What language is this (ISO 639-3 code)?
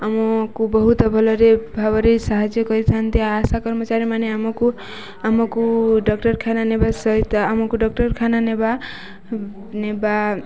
ori